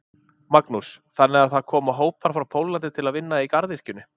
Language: Icelandic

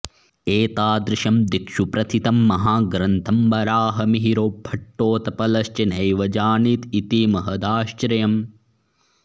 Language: Sanskrit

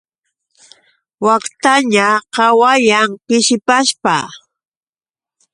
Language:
Yauyos Quechua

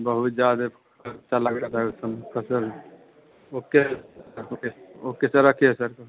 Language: Hindi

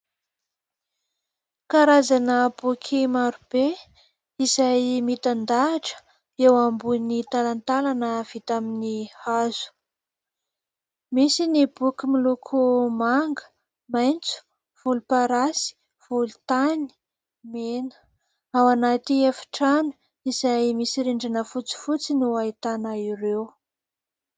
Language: Malagasy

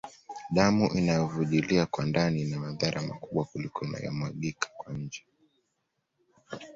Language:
Swahili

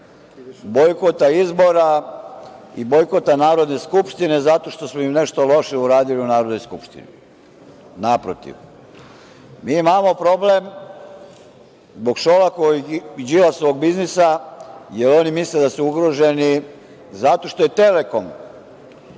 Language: Serbian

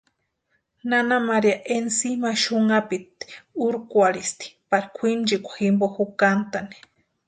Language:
Western Highland Purepecha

